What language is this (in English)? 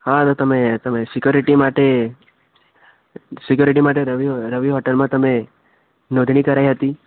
Gujarati